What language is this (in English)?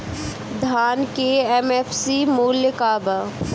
Bhojpuri